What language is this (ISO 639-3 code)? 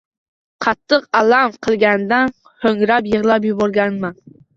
uzb